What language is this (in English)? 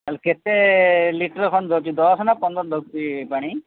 Odia